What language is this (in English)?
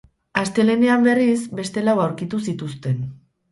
Basque